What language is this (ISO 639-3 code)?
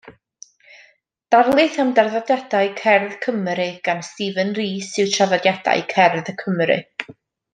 cym